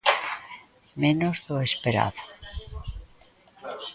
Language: Galician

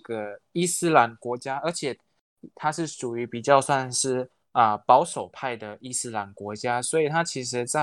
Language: Chinese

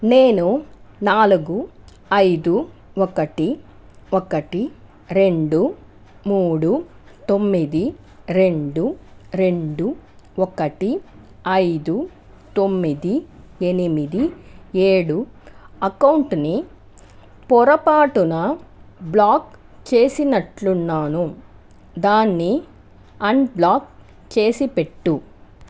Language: Telugu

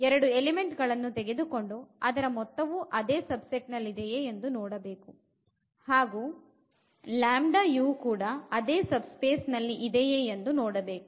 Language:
Kannada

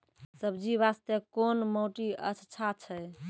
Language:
Maithili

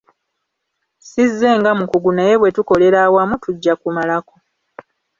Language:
Ganda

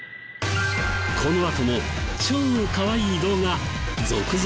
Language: Japanese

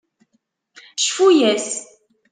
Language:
Kabyle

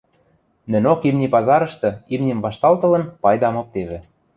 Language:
Western Mari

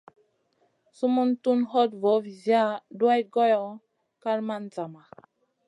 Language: Masana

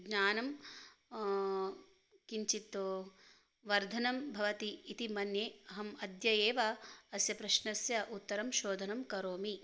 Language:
Sanskrit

